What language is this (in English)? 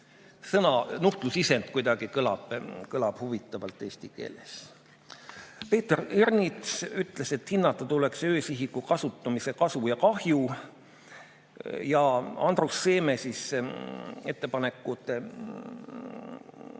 Estonian